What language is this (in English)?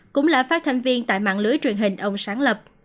Vietnamese